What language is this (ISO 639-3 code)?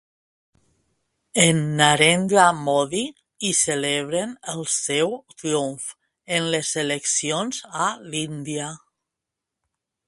cat